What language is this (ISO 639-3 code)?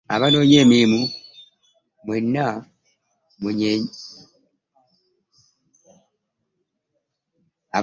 lug